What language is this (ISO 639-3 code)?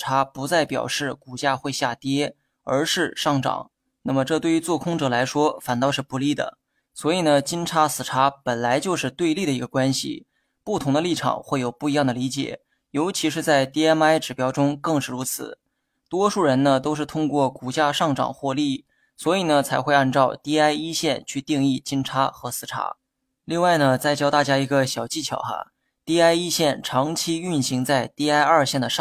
zho